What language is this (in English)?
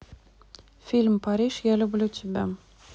Russian